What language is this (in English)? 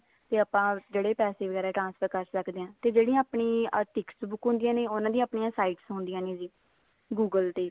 Punjabi